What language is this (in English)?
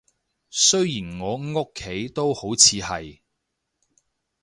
Cantonese